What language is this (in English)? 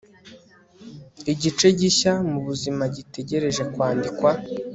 Kinyarwanda